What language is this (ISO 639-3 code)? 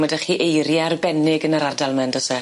cym